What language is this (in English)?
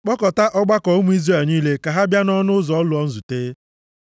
Igbo